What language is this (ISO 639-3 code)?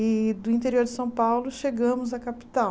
por